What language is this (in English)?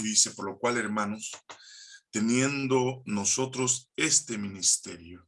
Spanish